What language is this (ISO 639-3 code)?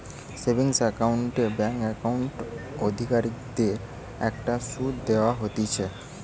ben